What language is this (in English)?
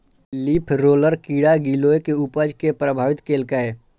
Maithili